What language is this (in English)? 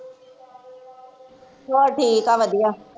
Punjabi